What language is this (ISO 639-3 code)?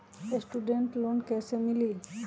mag